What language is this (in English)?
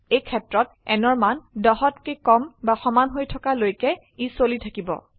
Assamese